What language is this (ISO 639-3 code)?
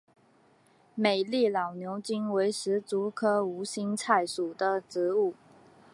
zho